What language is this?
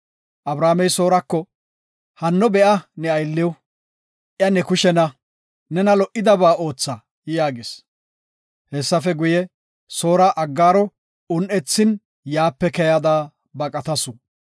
Gofa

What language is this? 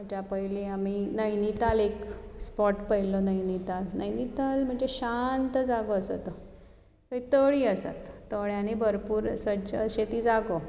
Konkani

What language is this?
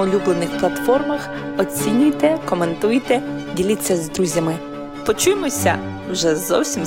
Ukrainian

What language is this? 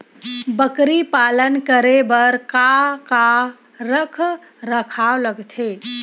Chhattisgarhi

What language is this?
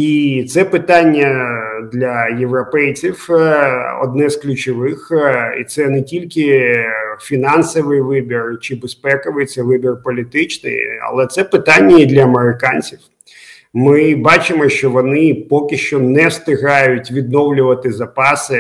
Ukrainian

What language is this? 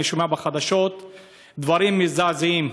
Hebrew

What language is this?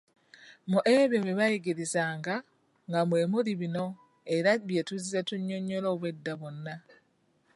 Ganda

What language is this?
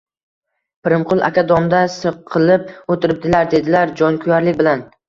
Uzbek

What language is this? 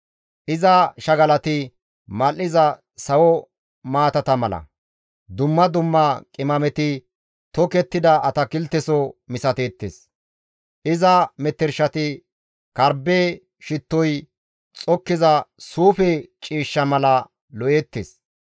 Gamo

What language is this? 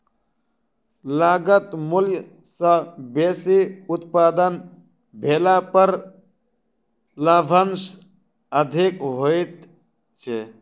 Maithili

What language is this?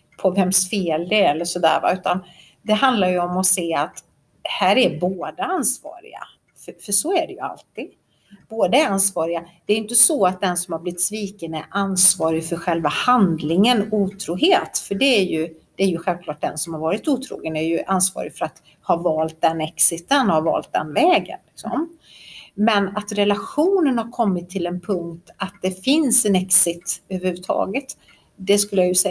Swedish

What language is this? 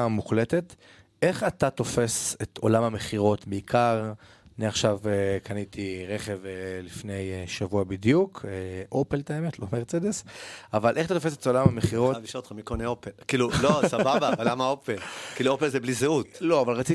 Hebrew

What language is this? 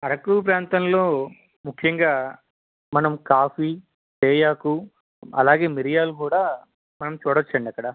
Telugu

